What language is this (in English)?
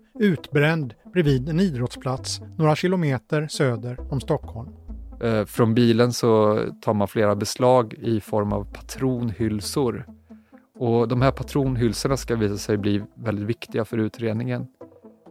Swedish